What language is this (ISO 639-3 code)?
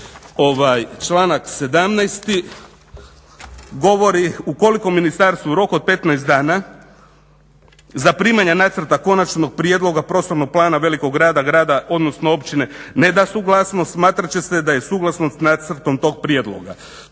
hrv